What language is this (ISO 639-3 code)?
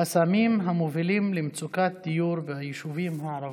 heb